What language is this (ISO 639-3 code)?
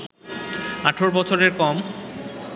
ben